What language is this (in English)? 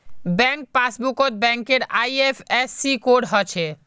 Magahi